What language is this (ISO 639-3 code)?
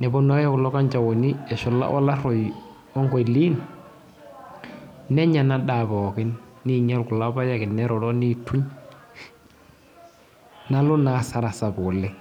mas